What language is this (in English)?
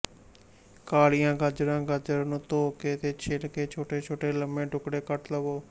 Punjabi